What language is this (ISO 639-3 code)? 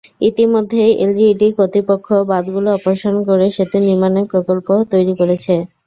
ben